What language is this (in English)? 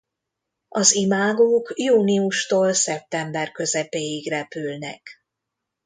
Hungarian